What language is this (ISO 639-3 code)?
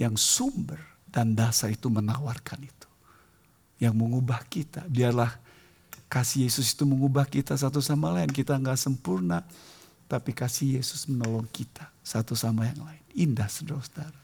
ind